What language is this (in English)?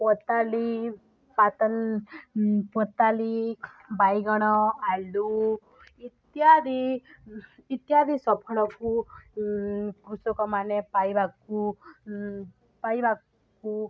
Odia